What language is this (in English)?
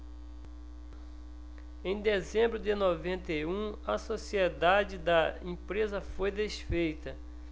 Portuguese